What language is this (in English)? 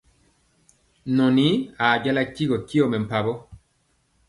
Mpiemo